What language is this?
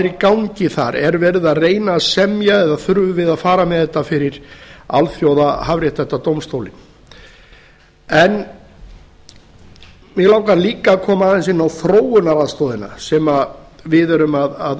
Icelandic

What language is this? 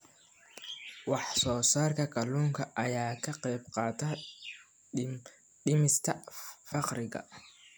Somali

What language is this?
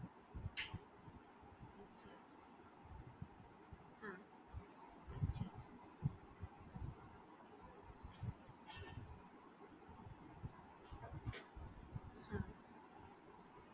Marathi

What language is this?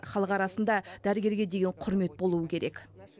Kazakh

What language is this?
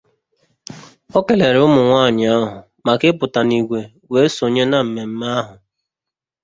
Igbo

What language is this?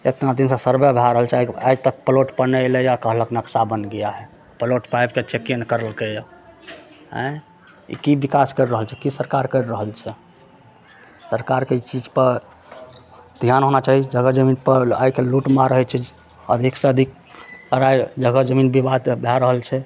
Maithili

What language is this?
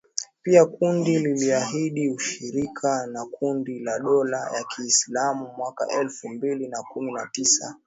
Swahili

